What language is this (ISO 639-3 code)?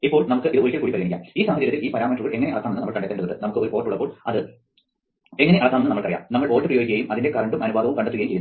mal